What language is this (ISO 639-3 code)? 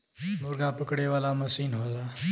bho